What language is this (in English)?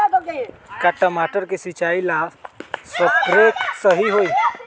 Magahi